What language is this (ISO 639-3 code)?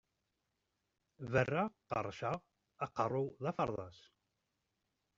kab